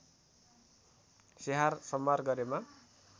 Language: Nepali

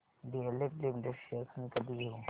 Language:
Marathi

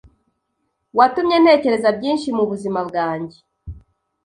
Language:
Kinyarwanda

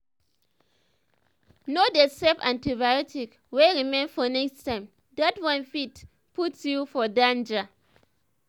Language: Nigerian Pidgin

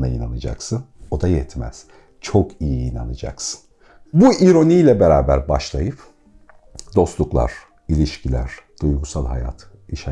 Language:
Turkish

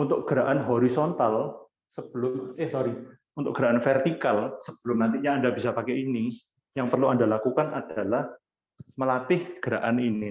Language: Indonesian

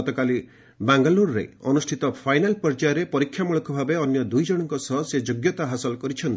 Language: Odia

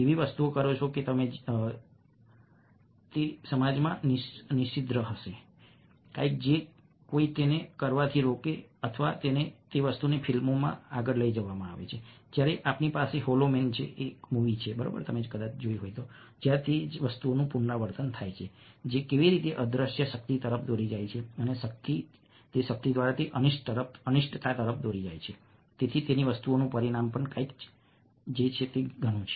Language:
Gujarati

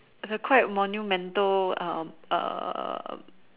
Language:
English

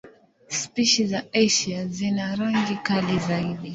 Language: Swahili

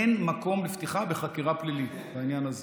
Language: Hebrew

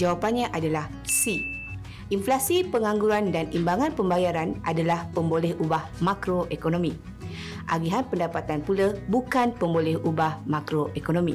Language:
Malay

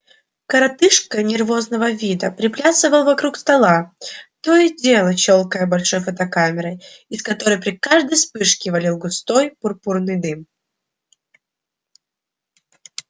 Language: Russian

